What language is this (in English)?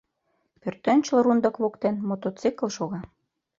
Mari